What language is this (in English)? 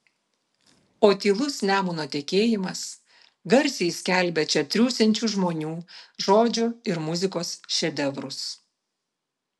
Lithuanian